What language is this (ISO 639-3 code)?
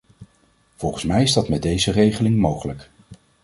nld